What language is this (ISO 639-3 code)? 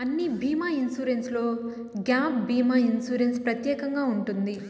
tel